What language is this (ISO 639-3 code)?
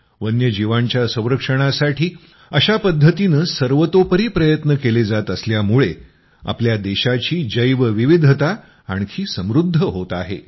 mar